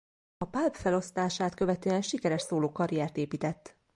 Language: Hungarian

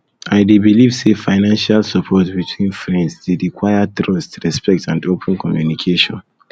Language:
Nigerian Pidgin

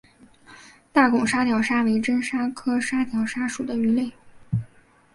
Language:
Chinese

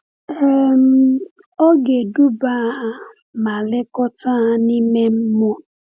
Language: Igbo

